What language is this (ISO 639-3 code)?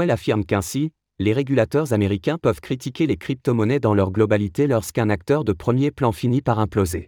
fra